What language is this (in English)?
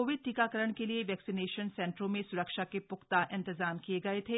Hindi